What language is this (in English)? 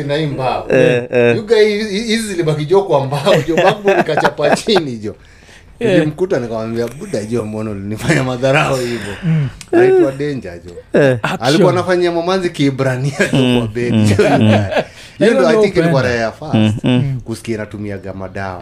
Swahili